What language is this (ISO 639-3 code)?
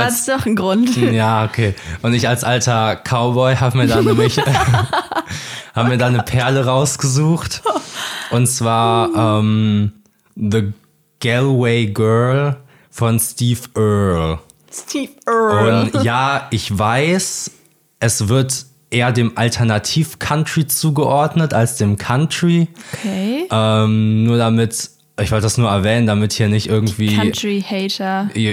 deu